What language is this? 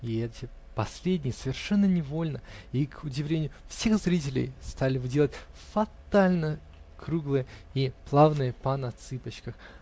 Russian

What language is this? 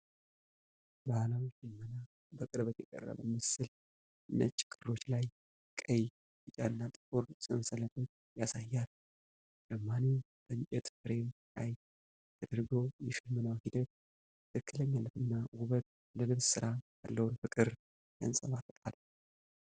Amharic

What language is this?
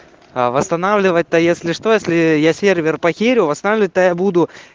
Russian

